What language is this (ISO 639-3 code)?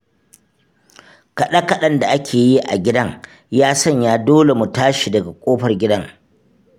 hau